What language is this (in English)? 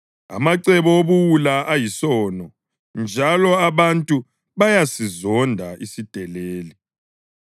North Ndebele